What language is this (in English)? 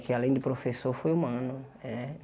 Portuguese